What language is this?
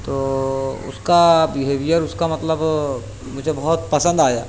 Urdu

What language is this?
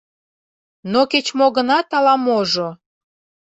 Mari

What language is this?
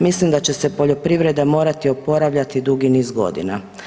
Croatian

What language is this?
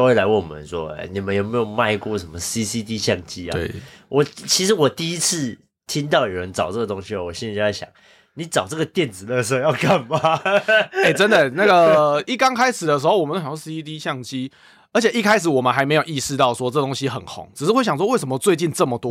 Chinese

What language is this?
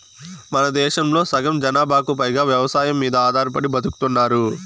Telugu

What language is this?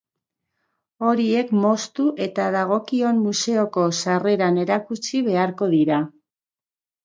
Basque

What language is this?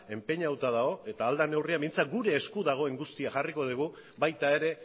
Basque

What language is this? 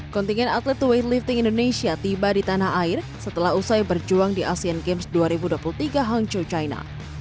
Indonesian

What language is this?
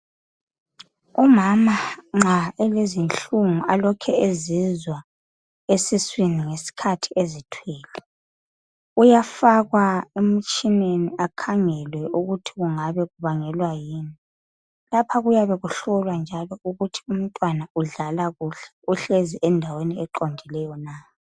North Ndebele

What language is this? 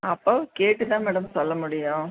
Tamil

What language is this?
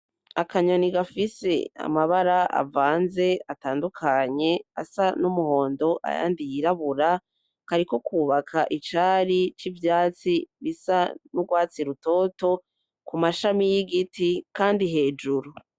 Rundi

